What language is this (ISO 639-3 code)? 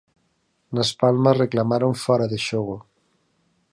glg